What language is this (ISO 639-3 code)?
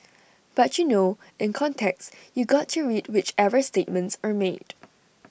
eng